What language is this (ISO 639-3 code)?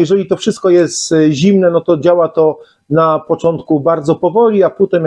pol